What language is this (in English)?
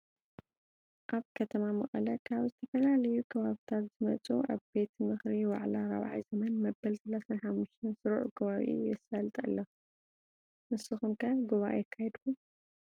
Tigrinya